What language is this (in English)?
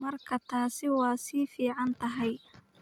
Somali